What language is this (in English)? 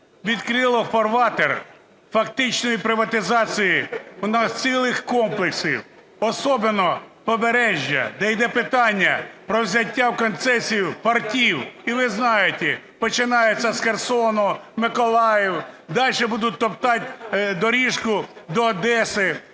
Ukrainian